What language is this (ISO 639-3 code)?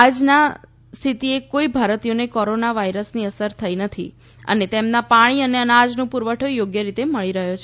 guj